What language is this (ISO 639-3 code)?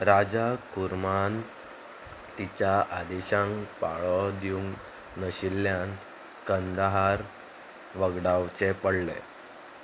kok